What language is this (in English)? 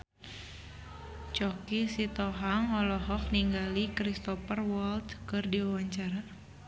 Sundanese